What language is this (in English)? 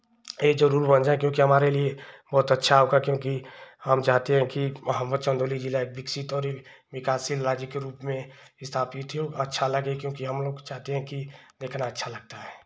Hindi